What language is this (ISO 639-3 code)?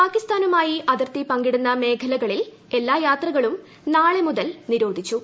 mal